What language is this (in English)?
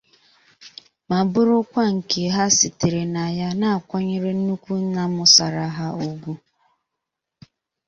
Igbo